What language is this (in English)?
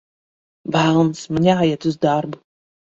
Latvian